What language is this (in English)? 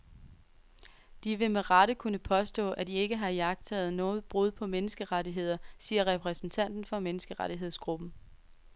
Danish